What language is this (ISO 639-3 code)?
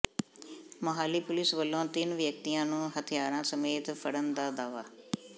pan